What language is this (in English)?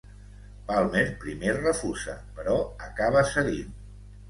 Catalan